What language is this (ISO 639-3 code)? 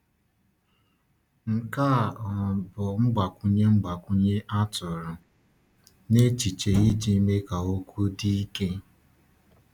ibo